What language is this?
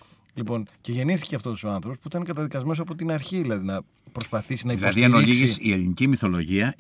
Greek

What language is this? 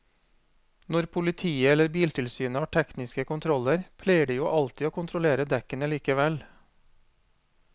Norwegian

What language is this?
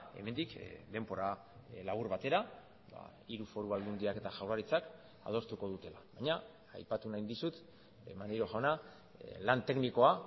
Basque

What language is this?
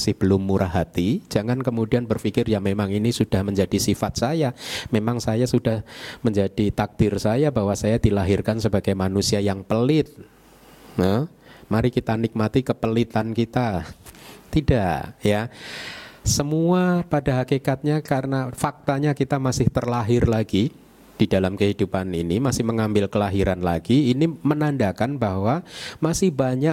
Indonesian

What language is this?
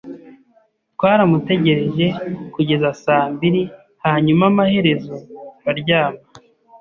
Kinyarwanda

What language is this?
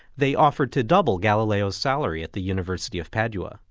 English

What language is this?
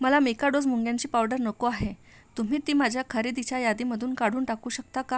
Marathi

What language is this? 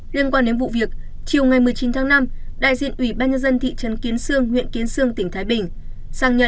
Vietnamese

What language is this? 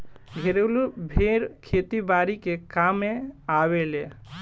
Bhojpuri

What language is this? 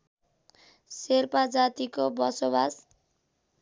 Nepali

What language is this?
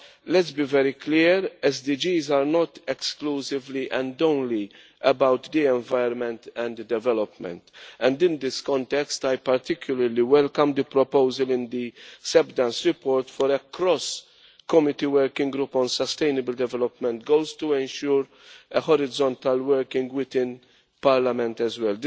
English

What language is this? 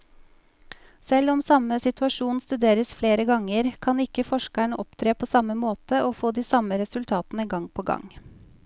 Norwegian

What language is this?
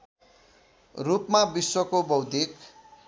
Nepali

